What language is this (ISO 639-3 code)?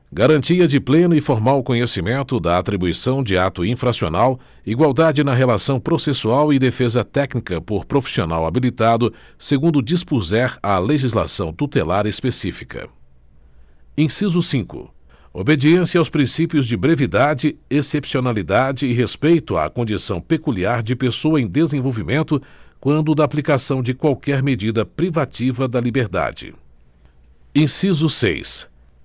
por